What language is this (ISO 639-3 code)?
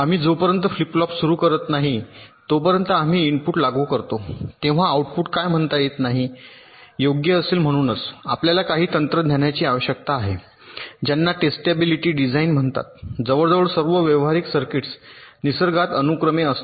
mar